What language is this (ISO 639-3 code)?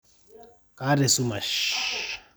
mas